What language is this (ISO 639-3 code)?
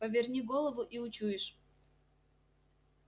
rus